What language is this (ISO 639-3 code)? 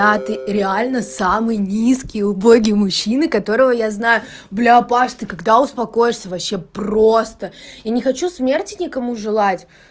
rus